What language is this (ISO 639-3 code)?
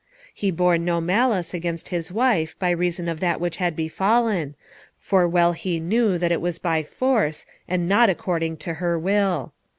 eng